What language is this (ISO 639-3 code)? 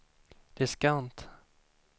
swe